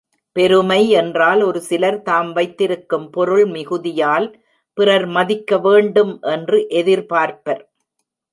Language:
Tamil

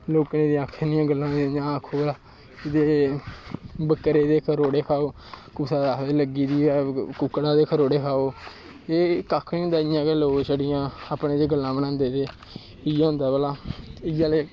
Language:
Dogri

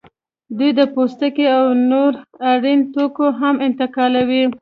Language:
Pashto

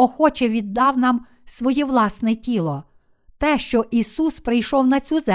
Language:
Ukrainian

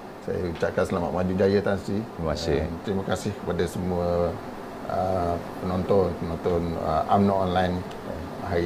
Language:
Malay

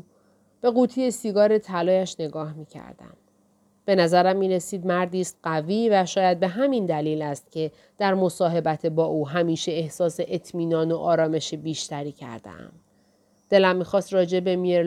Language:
Persian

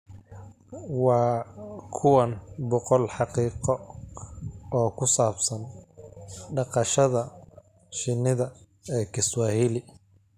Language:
Somali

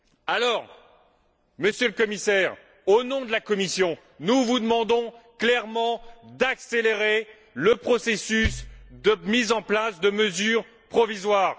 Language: French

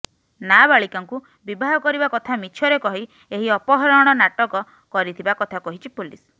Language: Odia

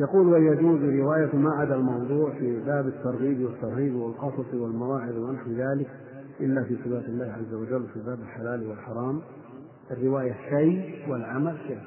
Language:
Arabic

